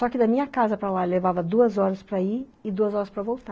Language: Portuguese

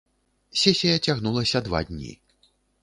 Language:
Belarusian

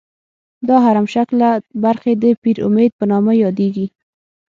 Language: Pashto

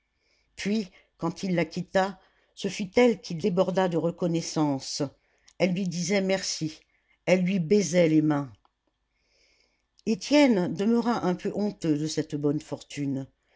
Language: French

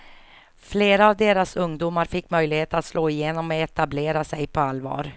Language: Swedish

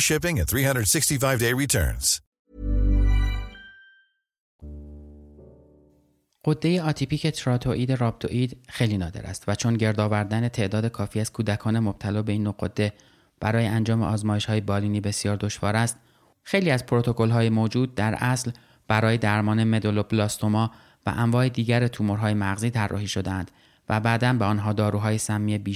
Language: Persian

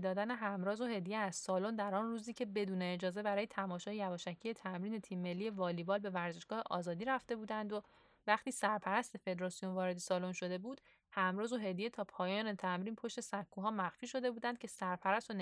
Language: Persian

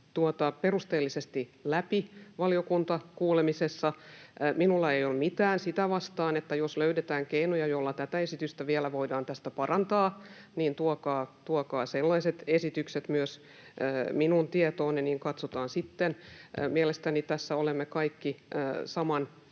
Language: Finnish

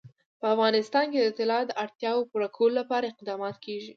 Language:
Pashto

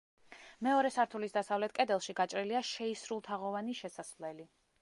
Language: Georgian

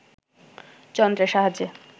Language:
Bangla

